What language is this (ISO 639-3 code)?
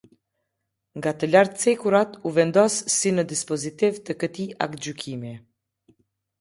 sqi